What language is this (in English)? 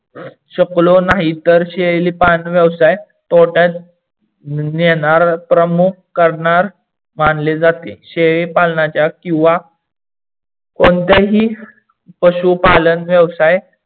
Marathi